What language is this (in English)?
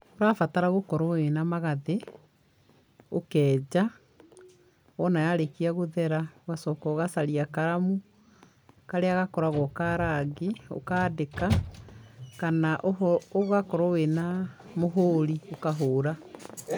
Kikuyu